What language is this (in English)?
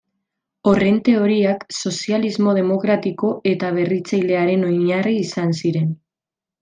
Basque